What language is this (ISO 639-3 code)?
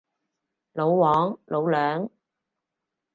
yue